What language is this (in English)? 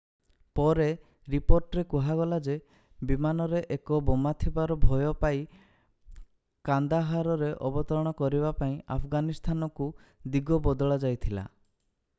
Odia